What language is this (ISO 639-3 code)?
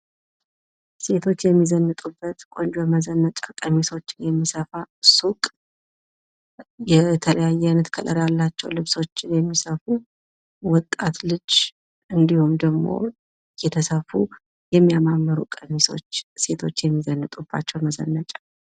amh